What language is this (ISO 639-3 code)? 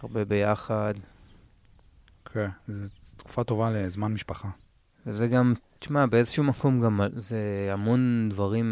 heb